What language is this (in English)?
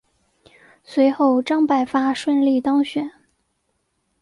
Chinese